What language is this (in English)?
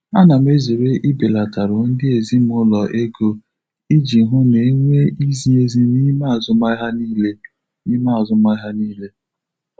Igbo